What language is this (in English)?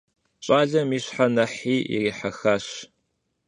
Kabardian